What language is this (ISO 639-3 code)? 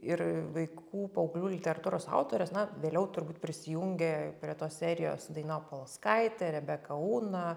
lit